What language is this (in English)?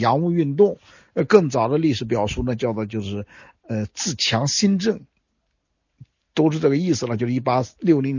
Chinese